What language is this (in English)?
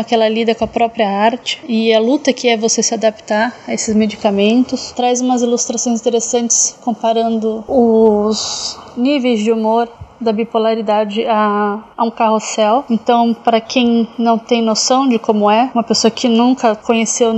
Portuguese